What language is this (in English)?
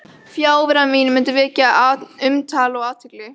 Icelandic